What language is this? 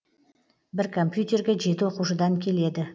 Kazakh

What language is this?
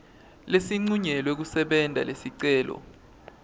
Swati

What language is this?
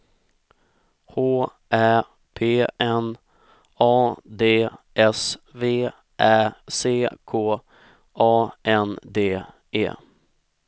Swedish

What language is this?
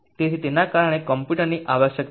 Gujarati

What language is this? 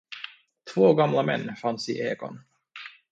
Swedish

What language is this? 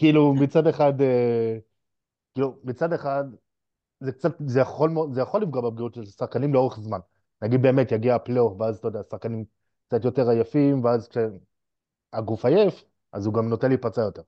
Hebrew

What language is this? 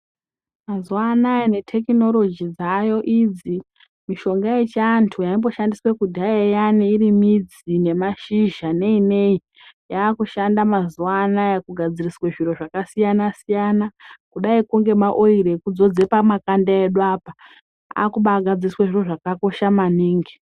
Ndau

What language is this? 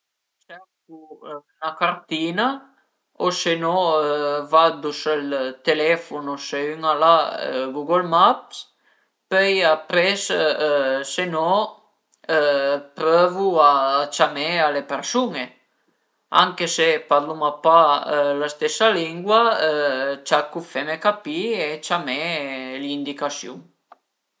Piedmontese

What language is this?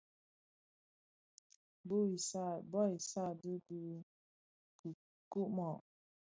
Bafia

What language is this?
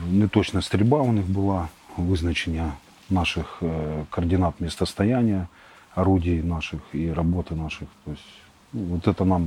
Ukrainian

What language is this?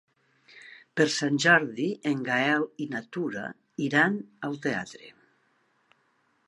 Catalan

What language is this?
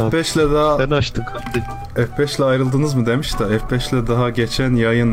Turkish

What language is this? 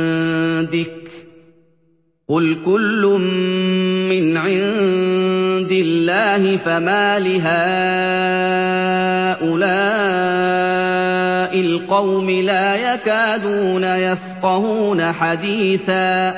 Arabic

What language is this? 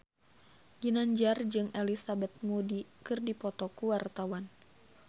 Sundanese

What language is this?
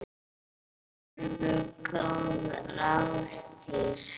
Icelandic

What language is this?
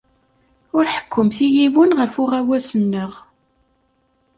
Kabyle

